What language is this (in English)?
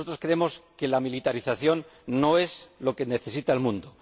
Spanish